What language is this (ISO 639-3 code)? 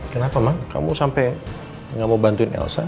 ind